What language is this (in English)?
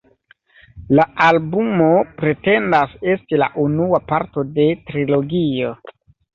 Esperanto